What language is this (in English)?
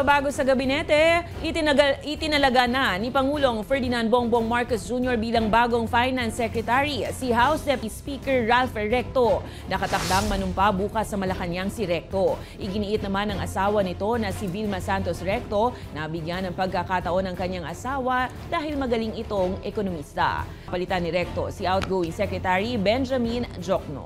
Filipino